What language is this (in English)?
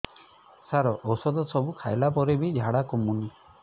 Odia